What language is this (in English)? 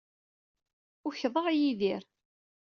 Kabyle